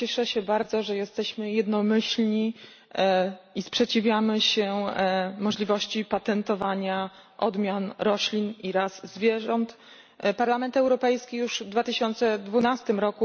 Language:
Polish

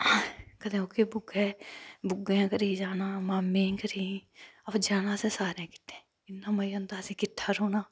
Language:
Dogri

